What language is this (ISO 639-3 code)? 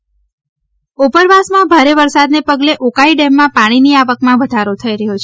guj